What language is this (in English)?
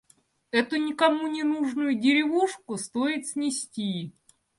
Russian